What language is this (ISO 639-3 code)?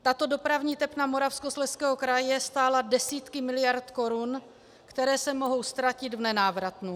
ces